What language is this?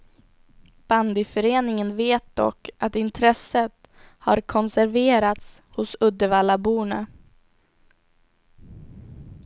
Swedish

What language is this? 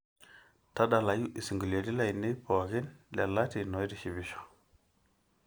Masai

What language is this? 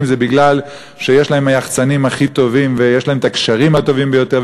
Hebrew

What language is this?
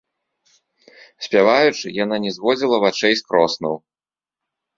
Belarusian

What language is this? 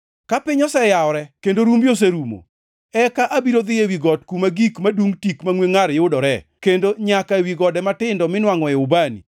Luo (Kenya and Tanzania)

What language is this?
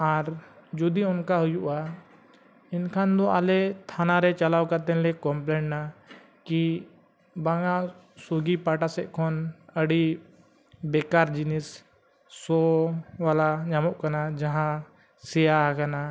Santali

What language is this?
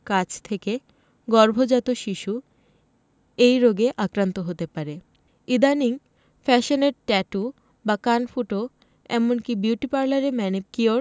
Bangla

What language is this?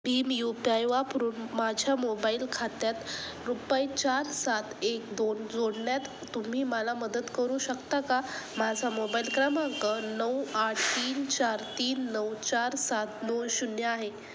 Marathi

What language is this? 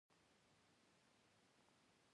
Pashto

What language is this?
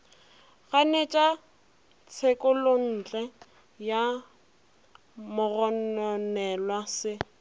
Northern Sotho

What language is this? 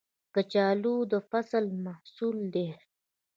Pashto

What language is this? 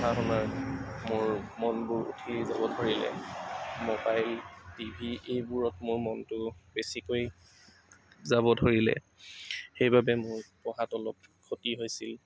Assamese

